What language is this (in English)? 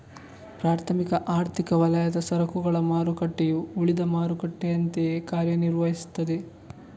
Kannada